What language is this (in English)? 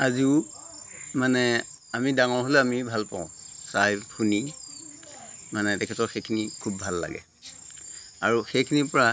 Assamese